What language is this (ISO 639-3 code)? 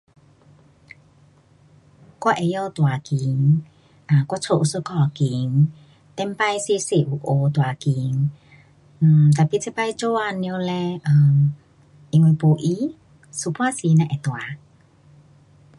cpx